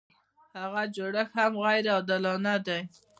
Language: Pashto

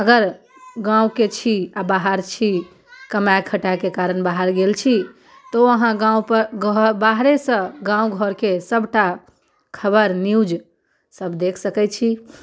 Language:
Maithili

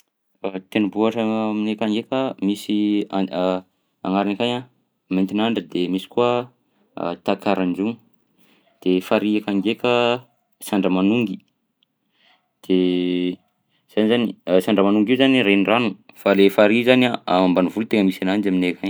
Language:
Southern Betsimisaraka Malagasy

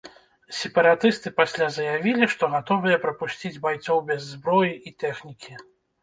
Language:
Belarusian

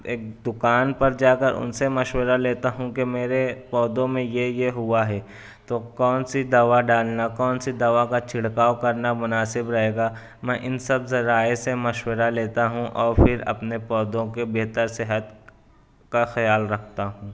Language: Urdu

